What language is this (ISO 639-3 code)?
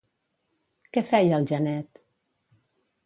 cat